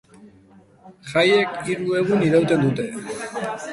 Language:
Basque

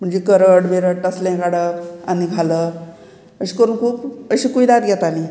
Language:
Konkani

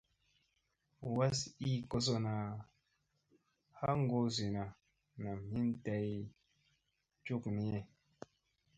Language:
Musey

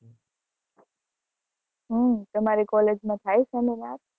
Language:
Gujarati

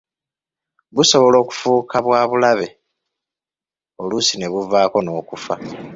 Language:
Ganda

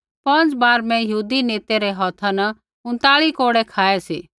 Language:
Kullu Pahari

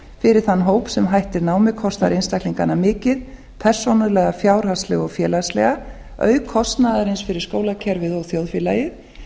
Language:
Icelandic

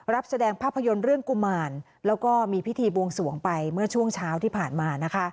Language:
Thai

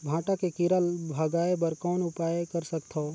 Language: Chhattisgarhi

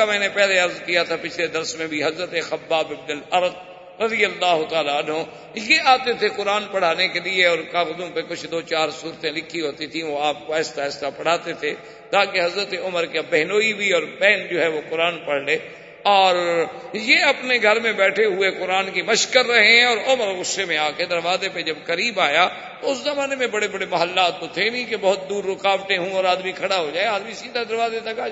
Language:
Urdu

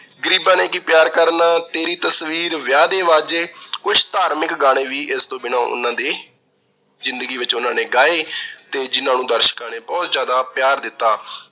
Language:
Punjabi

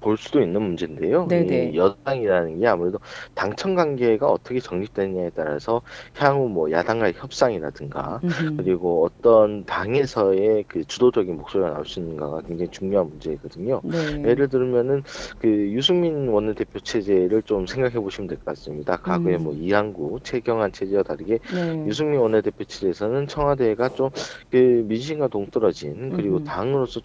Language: Korean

